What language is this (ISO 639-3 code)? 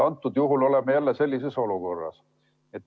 est